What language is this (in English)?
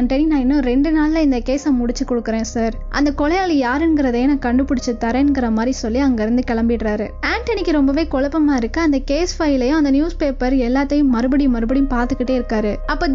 Indonesian